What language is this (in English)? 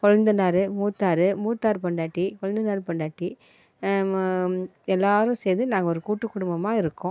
Tamil